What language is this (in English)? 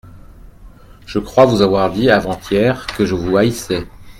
French